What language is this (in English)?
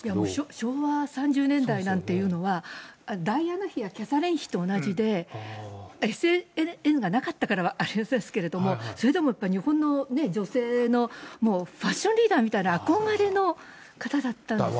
Japanese